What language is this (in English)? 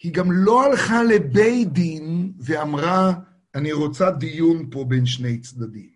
Hebrew